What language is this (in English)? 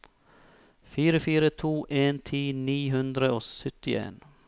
Norwegian